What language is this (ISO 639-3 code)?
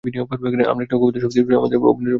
ben